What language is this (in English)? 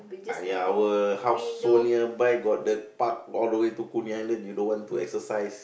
English